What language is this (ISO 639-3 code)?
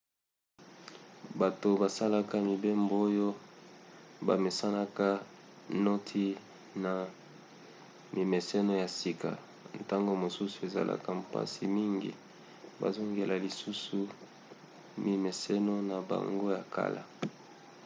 lin